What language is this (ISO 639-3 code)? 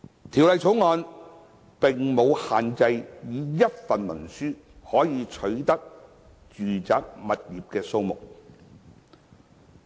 yue